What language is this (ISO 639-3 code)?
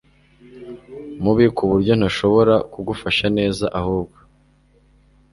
kin